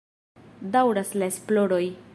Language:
Esperanto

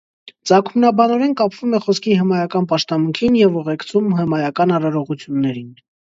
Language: Armenian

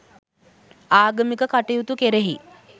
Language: Sinhala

